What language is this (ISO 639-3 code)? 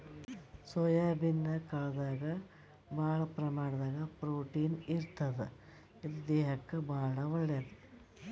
kan